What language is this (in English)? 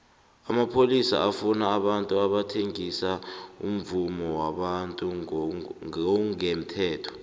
South Ndebele